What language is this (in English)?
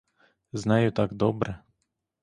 Ukrainian